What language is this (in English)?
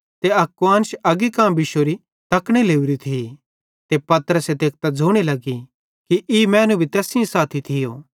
Bhadrawahi